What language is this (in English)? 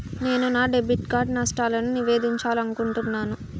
Telugu